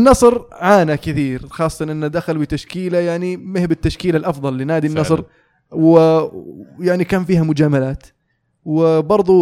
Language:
Arabic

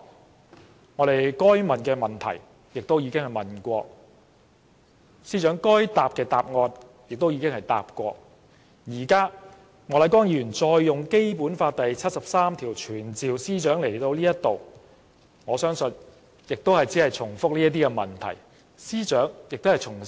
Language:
Cantonese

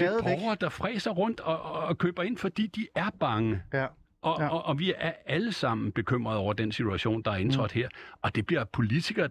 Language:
Danish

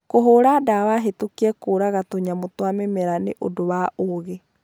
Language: Kikuyu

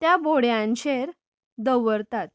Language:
Konkani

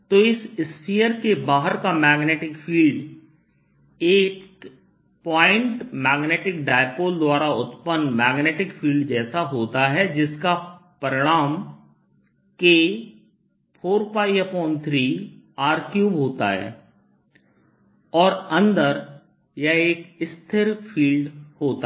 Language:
Hindi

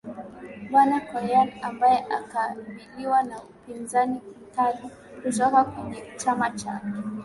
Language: Swahili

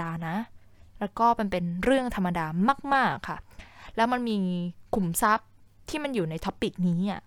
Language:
Thai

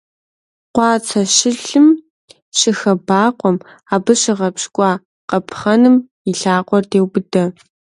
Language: Kabardian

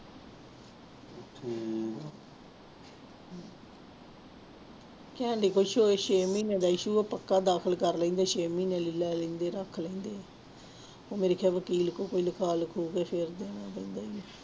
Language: Punjabi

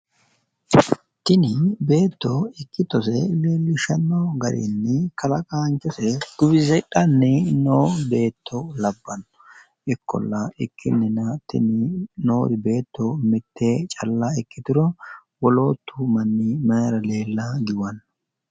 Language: Sidamo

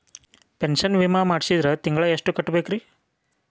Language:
Kannada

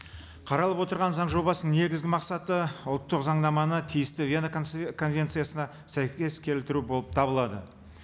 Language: Kazakh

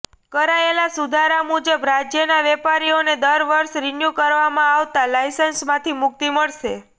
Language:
Gujarati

